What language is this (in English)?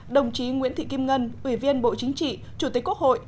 Vietnamese